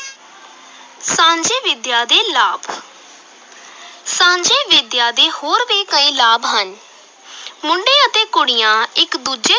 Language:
Punjabi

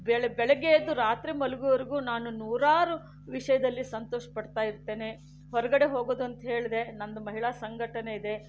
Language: Kannada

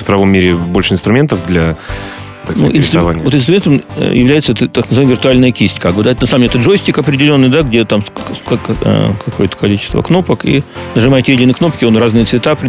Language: Russian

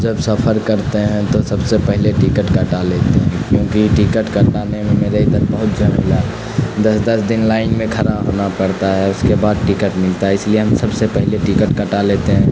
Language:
Urdu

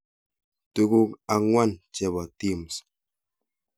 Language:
Kalenjin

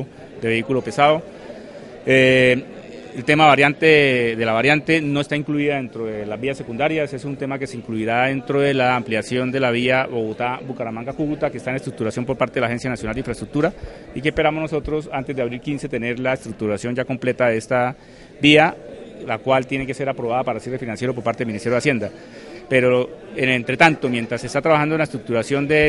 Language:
Spanish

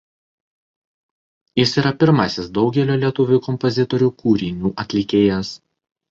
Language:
Lithuanian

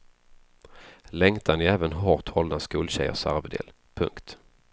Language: Swedish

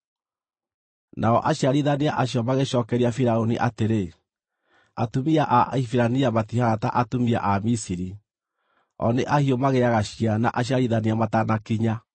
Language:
Kikuyu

